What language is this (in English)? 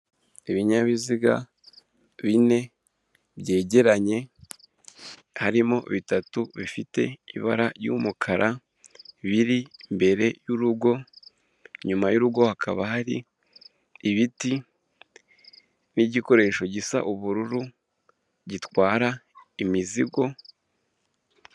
Kinyarwanda